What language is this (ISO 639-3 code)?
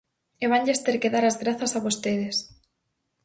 glg